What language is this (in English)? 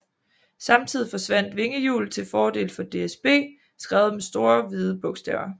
Danish